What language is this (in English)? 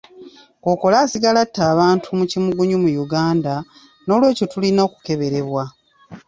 Ganda